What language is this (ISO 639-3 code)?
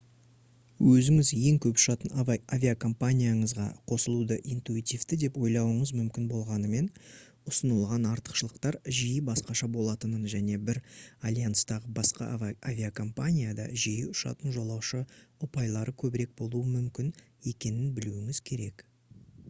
kaz